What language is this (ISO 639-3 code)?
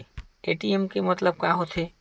hne